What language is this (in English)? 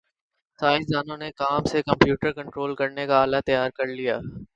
Urdu